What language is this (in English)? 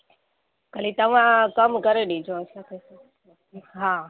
Sindhi